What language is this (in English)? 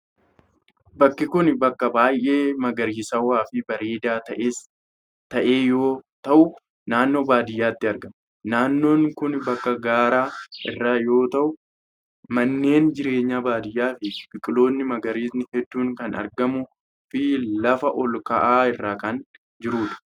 Oromo